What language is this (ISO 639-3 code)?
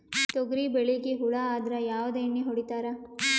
kan